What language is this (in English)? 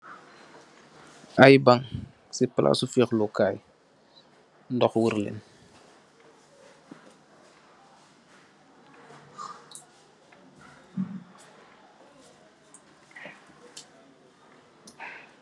Wolof